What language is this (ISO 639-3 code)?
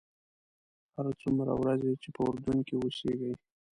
pus